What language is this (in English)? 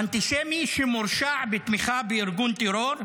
Hebrew